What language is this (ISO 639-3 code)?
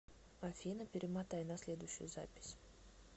rus